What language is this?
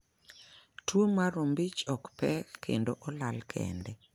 Luo (Kenya and Tanzania)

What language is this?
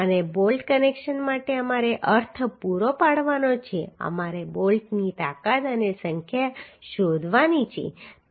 Gujarati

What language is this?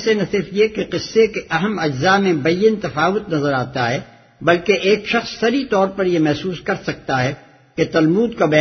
Urdu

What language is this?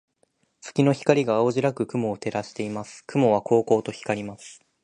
Japanese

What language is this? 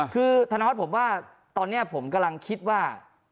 Thai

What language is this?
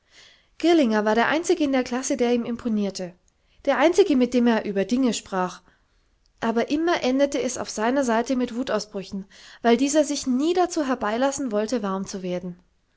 German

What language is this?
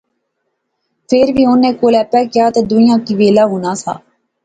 Pahari-Potwari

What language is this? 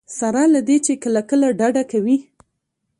Pashto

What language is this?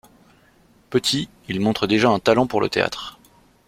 French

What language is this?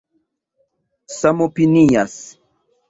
Esperanto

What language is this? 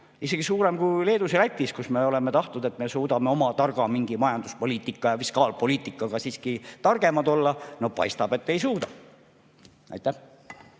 Estonian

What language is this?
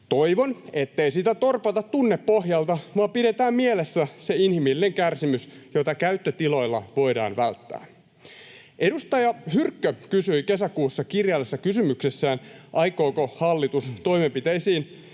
Finnish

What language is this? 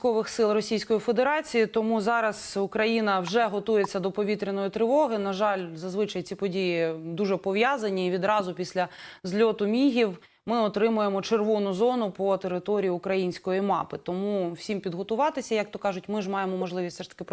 Ukrainian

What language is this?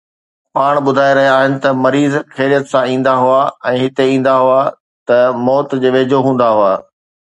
Sindhi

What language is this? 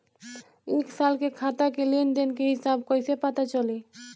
Bhojpuri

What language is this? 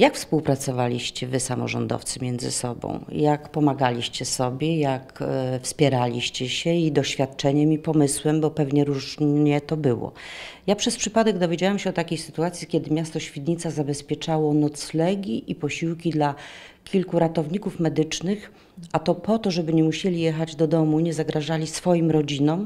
Polish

